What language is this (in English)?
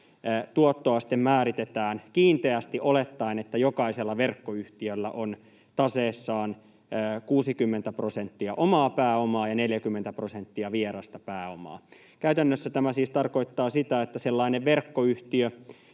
Finnish